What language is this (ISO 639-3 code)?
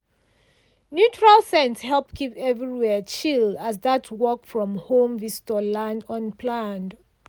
pcm